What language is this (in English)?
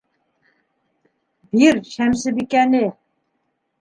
Bashkir